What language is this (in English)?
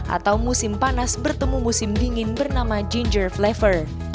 Indonesian